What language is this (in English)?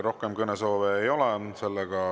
Estonian